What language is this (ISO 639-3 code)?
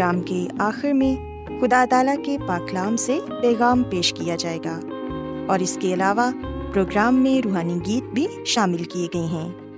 urd